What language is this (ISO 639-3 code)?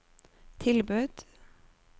nor